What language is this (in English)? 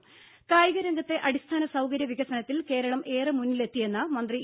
Malayalam